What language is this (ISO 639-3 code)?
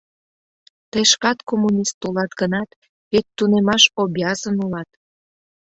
chm